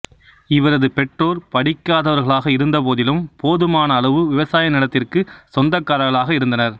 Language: Tamil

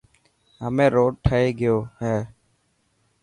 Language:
Dhatki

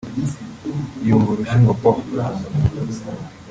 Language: Kinyarwanda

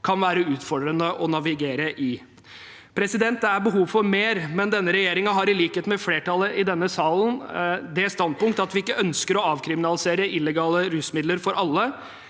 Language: Norwegian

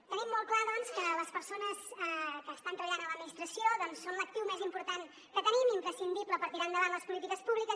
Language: Catalan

